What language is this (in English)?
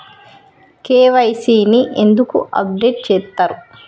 Telugu